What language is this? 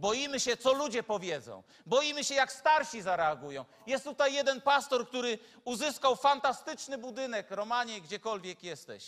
Polish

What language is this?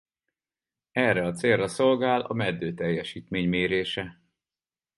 Hungarian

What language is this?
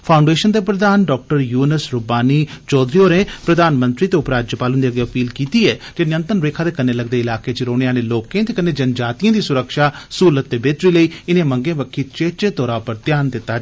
Dogri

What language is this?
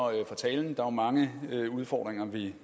Danish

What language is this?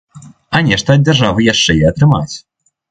Belarusian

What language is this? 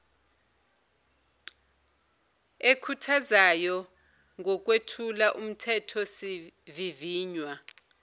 Zulu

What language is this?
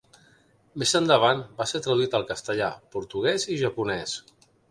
Catalan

